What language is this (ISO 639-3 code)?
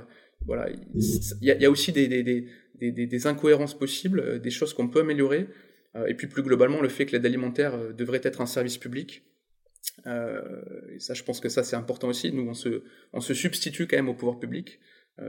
fra